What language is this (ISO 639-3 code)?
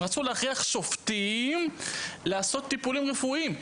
heb